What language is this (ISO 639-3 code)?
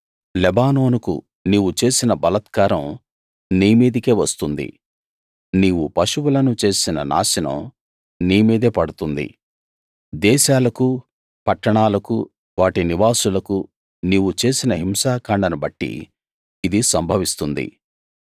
tel